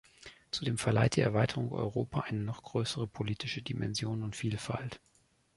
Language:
German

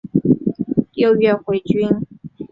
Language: Chinese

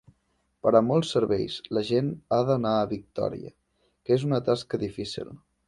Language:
Catalan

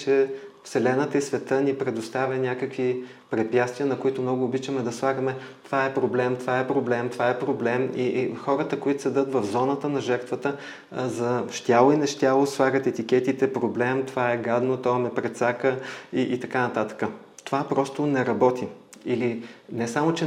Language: Bulgarian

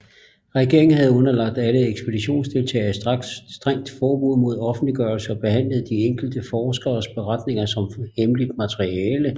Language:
Danish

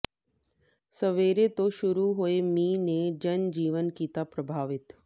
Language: Punjabi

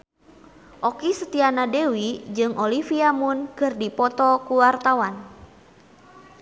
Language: Sundanese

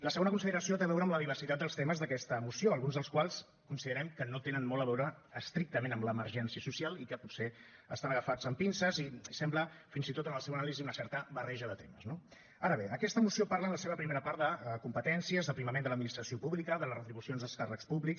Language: Catalan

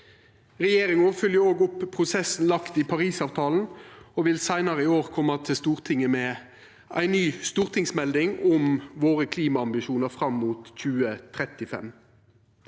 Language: Norwegian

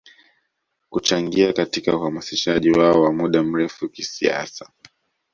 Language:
Swahili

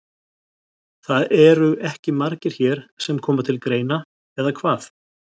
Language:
Icelandic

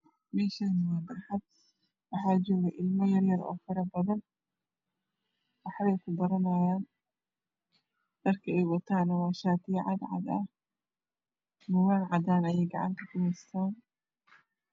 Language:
Somali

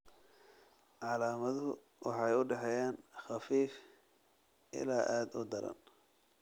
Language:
Somali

